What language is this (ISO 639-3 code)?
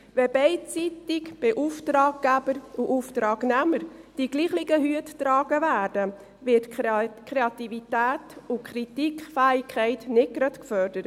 gsw